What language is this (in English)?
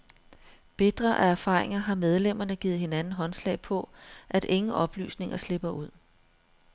Danish